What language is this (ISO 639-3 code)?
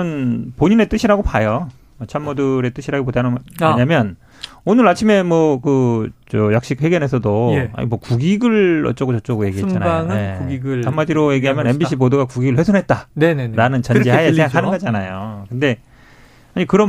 kor